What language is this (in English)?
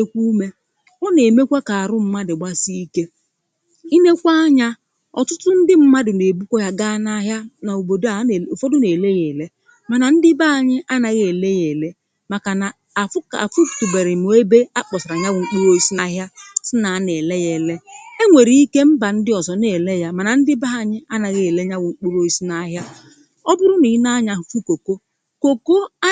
Igbo